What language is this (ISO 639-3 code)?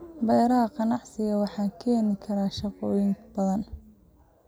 som